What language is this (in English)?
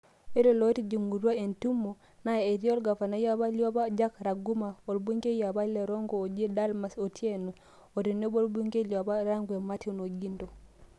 Masai